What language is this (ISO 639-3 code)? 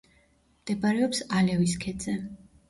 kat